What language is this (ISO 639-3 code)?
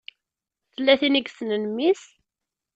kab